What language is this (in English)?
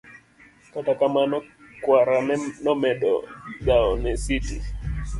Luo (Kenya and Tanzania)